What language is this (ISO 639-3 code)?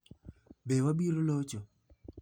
luo